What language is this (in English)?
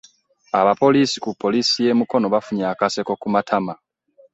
Ganda